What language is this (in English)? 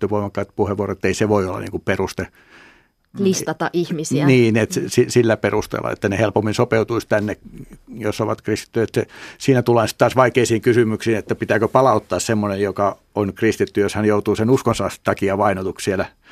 Finnish